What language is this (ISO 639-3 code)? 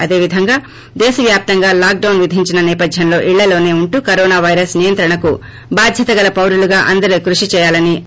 tel